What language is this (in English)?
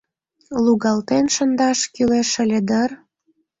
Mari